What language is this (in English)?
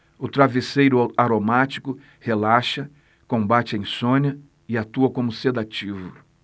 Portuguese